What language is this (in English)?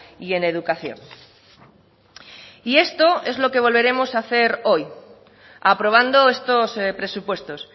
Spanish